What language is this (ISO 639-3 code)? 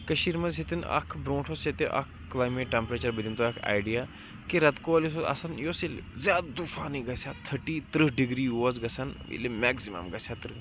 kas